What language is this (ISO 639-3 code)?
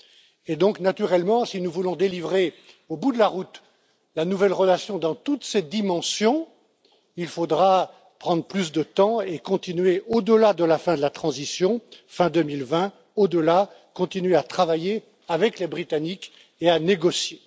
fra